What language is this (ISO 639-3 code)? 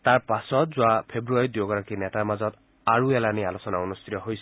asm